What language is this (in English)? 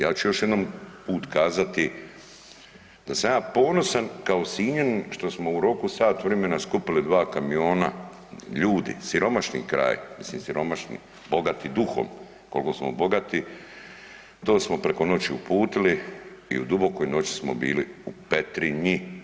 Croatian